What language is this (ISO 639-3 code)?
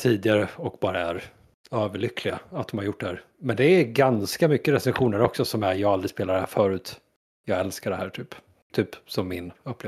swe